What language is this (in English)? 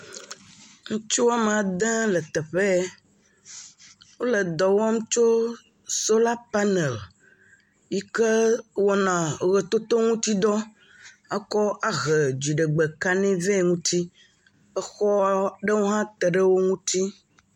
Ewe